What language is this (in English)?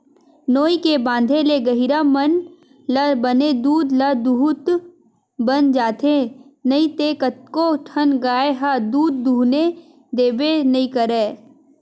Chhattisgarhi